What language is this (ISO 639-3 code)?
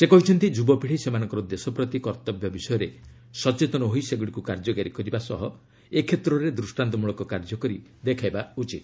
ori